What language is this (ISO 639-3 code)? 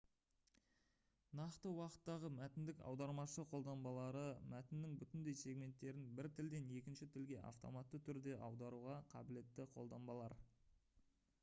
kaz